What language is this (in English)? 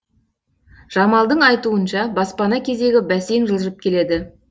Kazakh